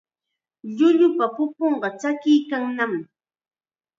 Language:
Chiquián Ancash Quechua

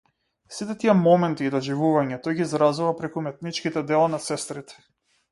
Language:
Macedonian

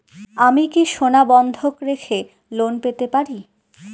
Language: Bangla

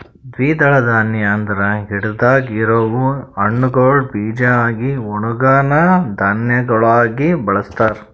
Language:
Kannada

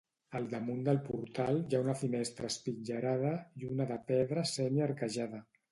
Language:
Catalan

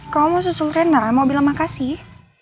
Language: Indonesian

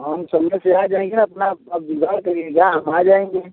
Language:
Hindi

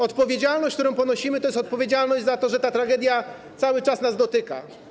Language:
Polish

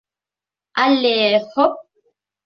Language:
Bashkir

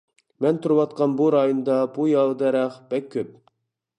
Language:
Uyghur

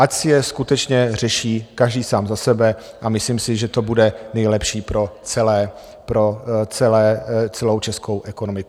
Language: Czech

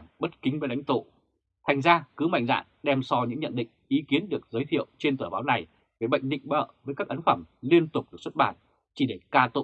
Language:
Vietnamese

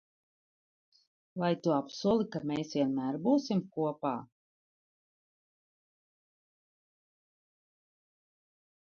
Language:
Latvian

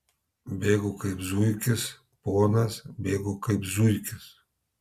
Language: Lithuanian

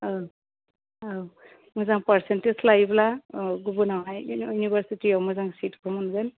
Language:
Bodo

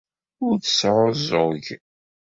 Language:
Kabyle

